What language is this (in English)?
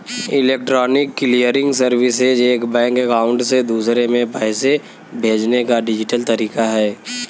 Bhojpuri